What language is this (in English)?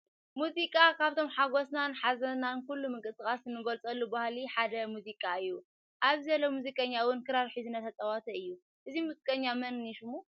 Tigrinya